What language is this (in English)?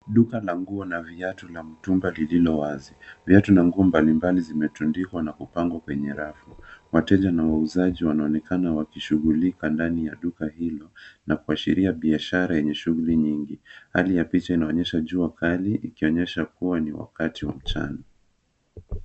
Swahili